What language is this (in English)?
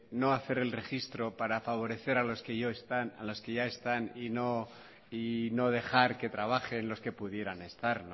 Spanish